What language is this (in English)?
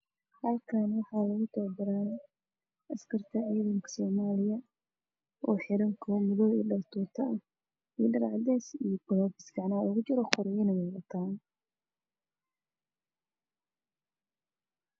Somali